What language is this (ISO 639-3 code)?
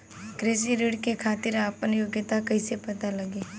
bho